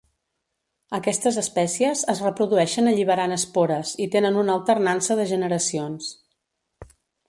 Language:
Catalan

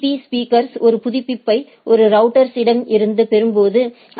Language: Tamil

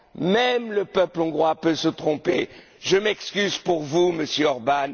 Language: French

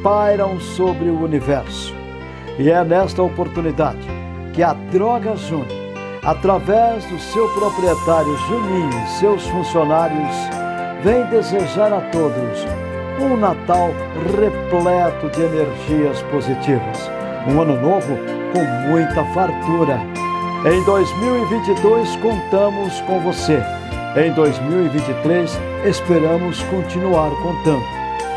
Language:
Portuguese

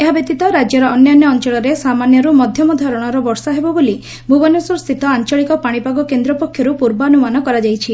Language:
Odia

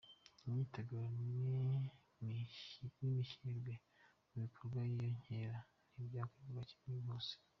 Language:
Kinyarwanda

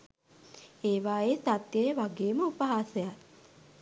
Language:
Sinhala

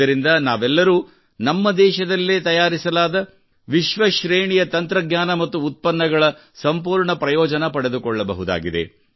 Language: Kannada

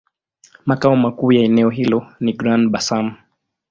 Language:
Swahili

